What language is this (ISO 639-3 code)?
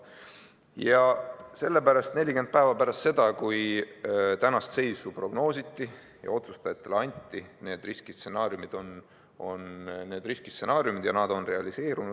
est